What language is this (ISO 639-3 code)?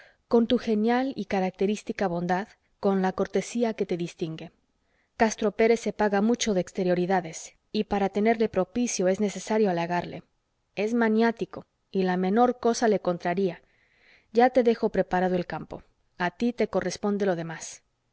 spa